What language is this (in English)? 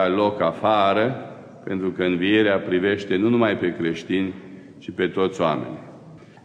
Romanian